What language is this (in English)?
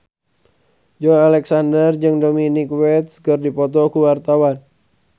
Sundanese